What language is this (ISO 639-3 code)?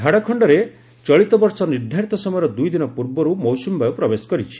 ori